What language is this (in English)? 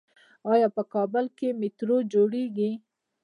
Pashto